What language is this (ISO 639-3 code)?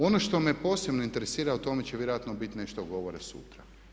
hrv